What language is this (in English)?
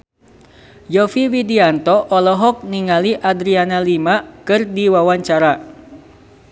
Sundanese